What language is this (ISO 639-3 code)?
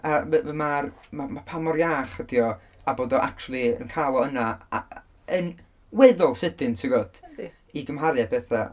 cym